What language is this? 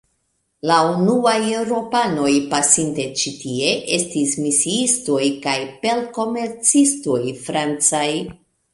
Esperanto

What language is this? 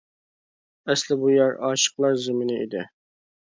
Uyghur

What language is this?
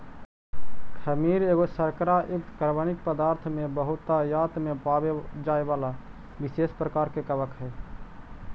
Magahi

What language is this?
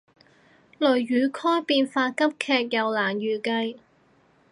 Cantonese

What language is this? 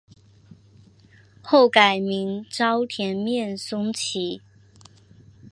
Chinese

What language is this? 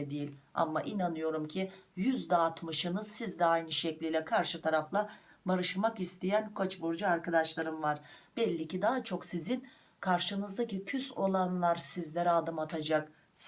Turkish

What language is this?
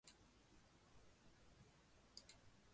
Chinese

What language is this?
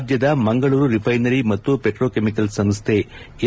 Kannada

